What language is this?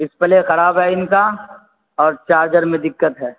Urdu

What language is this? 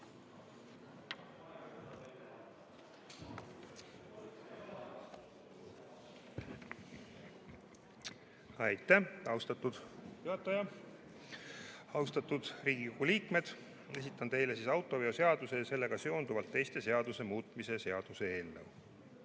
Estonian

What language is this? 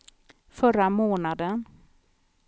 Swedish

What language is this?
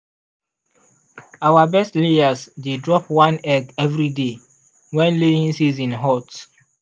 Nigerian Pidgin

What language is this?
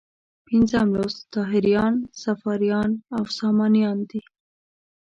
Pashto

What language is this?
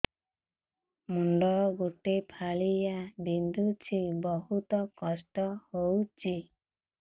Odia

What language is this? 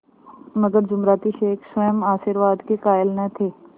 Hindi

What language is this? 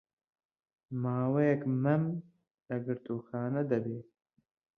Central Kurdish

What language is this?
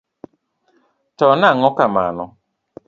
Luo (Kenya and Tanzania)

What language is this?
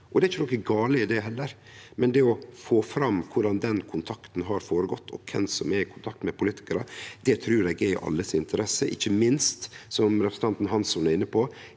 Norwegian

